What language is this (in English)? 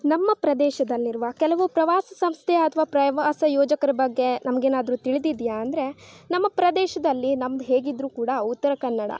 Kannada